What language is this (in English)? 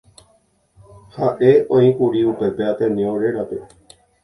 Guarani